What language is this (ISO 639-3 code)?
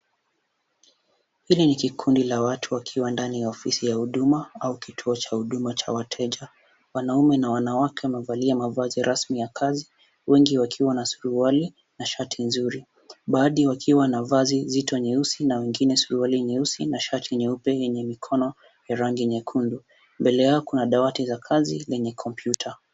swa